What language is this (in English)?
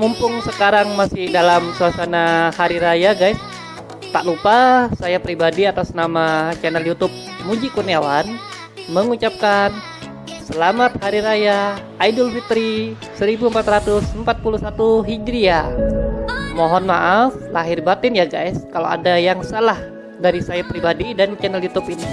Indonesian